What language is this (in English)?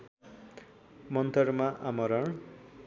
Nepali